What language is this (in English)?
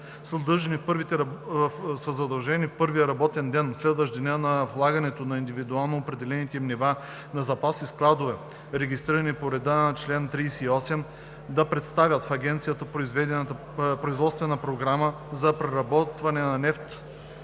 Bulgarian